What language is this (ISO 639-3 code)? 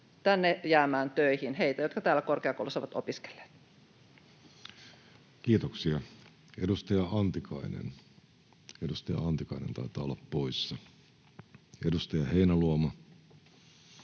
fin